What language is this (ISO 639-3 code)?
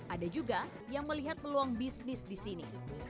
ind